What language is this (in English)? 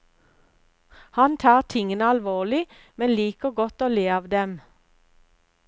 Norwegian